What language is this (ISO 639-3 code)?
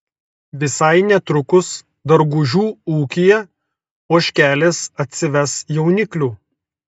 lit